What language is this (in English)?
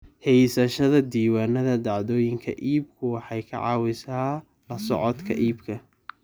Somali